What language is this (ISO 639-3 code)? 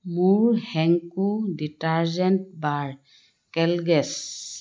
asm